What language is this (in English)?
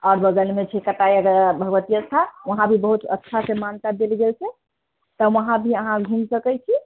Maithili